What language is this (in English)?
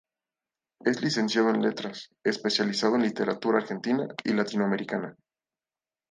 Spanish